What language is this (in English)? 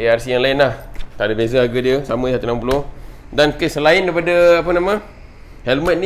Malay